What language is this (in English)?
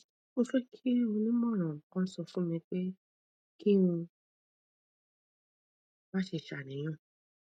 Yoruba